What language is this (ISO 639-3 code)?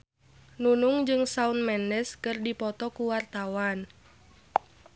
sun